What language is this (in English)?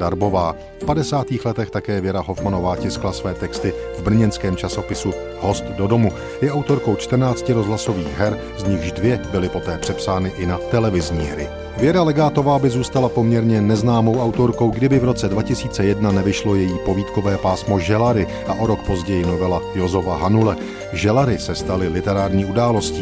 Czech